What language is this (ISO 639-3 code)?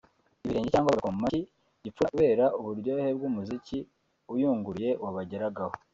kin